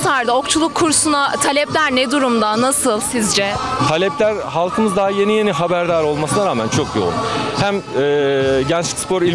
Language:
Turkish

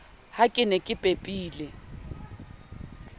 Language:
Southern Sotho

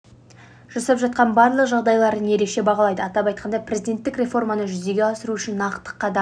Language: Kazakh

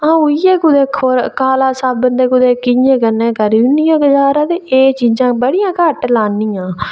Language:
Dogri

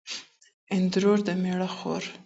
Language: Pashto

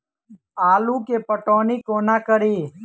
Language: Maithili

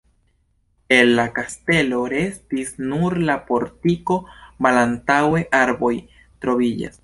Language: Esperanto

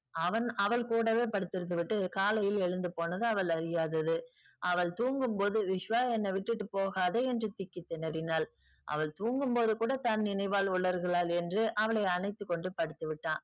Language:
Tamil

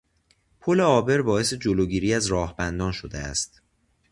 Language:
Persian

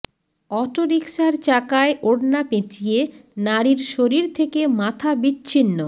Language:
Bangla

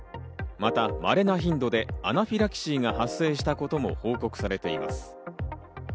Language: Japanese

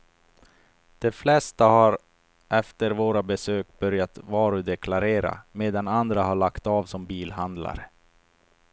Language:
Swedish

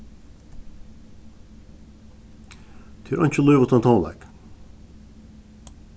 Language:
Faroese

